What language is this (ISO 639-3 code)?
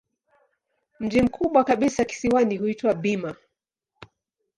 swa